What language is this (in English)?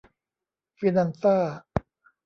Thai